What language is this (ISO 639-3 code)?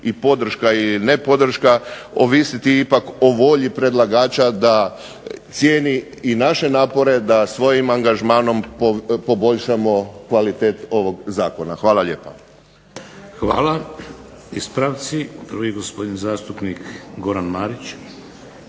hrv